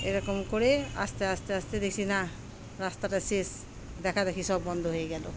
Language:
Bangla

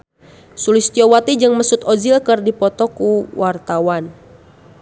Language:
Sundanese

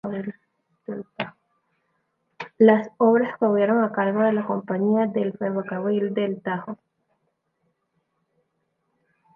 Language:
Spanish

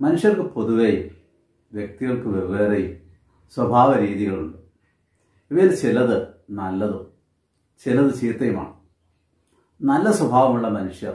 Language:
Romanian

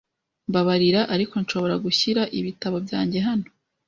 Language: Kinyarwanda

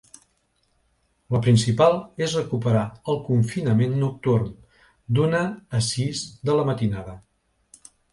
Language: Catalan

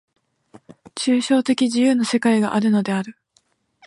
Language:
Japanese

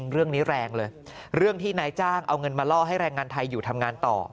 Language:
Thai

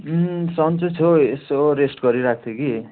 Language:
Nepali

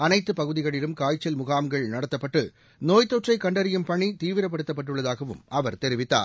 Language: Tamil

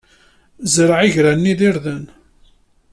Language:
Kabyle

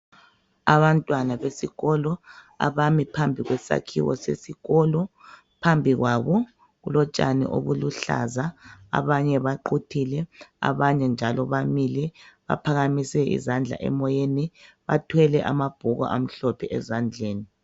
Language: North Ndebele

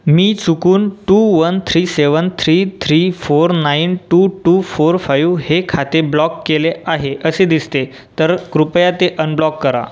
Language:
Marathi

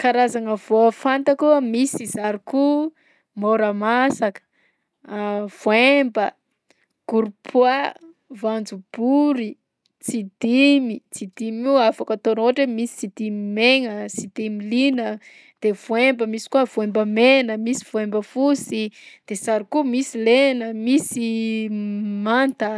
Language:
Southern Betsimisaraka Malagasy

